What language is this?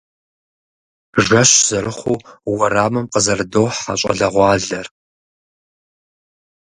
Kabardian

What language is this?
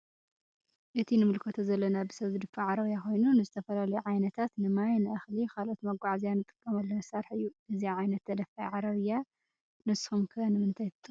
Tigrinya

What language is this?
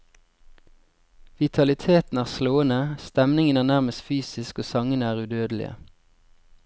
Norwegian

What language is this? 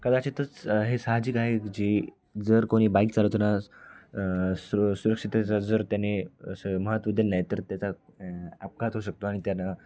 Marathi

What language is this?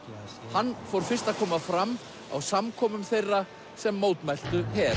Icelandic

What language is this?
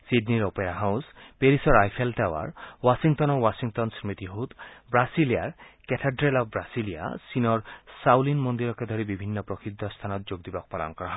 Assamese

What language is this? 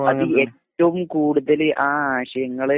Malayalam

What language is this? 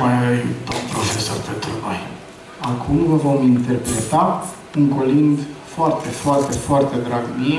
Romanian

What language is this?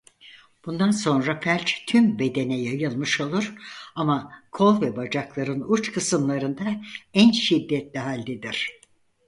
Turkish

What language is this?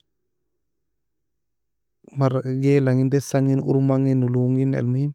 Nobiin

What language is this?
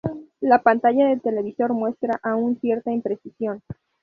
Spanish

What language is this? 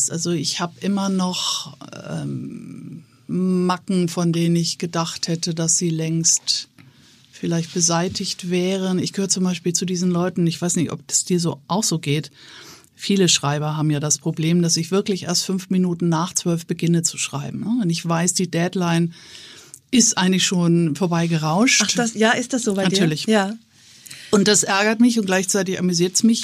German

